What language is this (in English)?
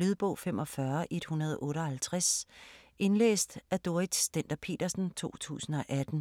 Danish